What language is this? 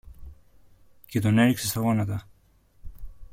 Greek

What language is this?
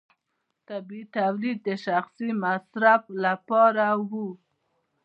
Pashto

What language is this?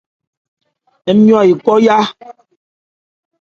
Ebrié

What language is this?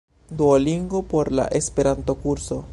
Esperanto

